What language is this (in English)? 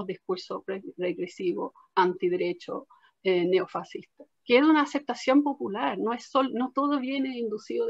Spanish